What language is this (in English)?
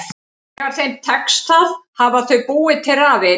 Icelandic